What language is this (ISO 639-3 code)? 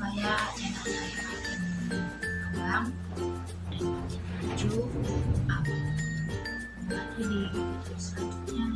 ind